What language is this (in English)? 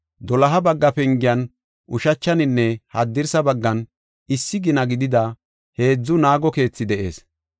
Gofa